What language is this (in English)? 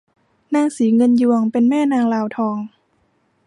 Thai